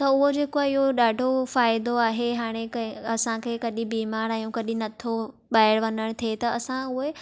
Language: Sindhi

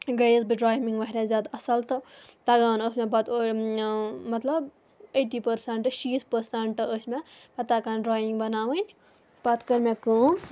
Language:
Kashmiri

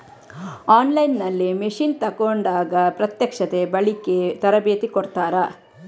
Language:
Kannada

